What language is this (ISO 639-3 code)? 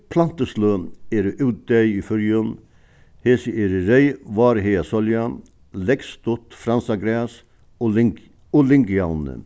fao